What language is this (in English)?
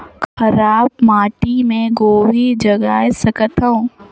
Chhattisgarhi